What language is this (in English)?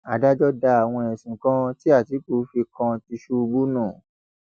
Yoruba